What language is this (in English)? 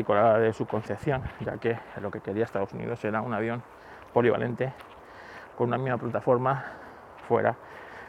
Spanish